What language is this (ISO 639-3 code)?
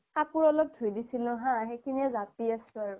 asm